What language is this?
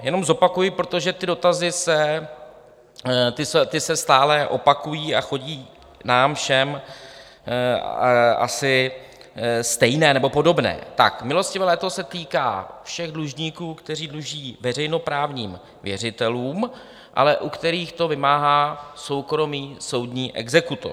Czech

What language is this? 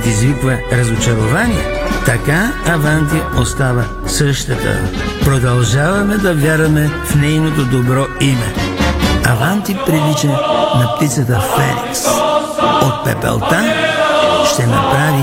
Bulgarian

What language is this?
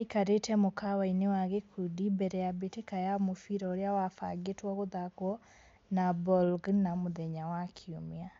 Kikuyu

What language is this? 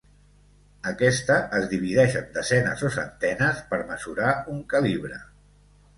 Catalan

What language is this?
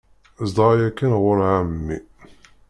Kabyle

